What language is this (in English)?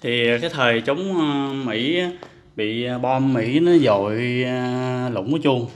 Vietnamese